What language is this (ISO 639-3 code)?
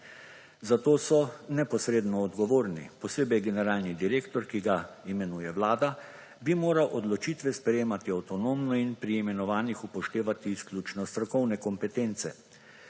slv